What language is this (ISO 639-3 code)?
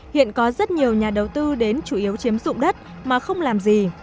vie